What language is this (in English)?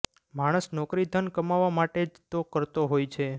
Gujarati